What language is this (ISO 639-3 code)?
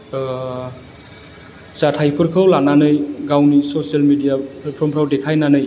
brx